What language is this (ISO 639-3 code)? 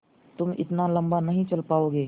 hin